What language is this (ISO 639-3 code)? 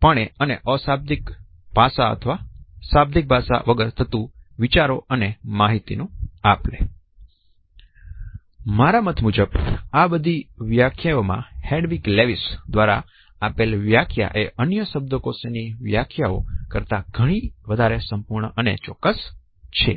guj